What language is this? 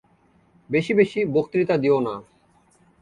Bangla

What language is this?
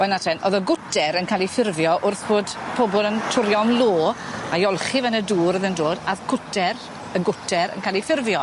Welsh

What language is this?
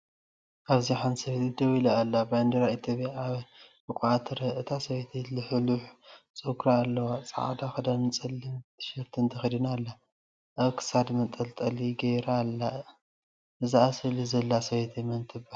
Tigrinya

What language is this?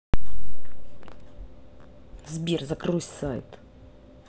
Russian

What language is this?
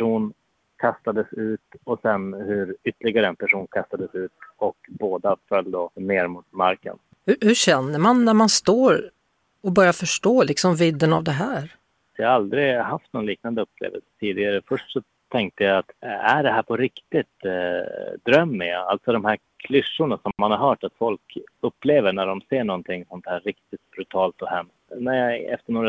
Swedish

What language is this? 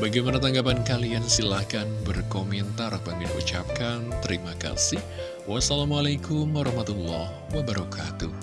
Indonesian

